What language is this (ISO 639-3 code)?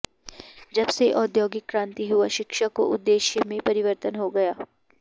san